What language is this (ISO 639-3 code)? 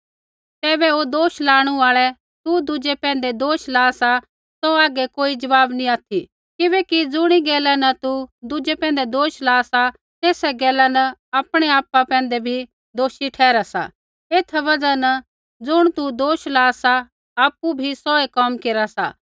kfx